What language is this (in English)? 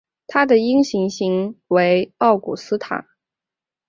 Chinese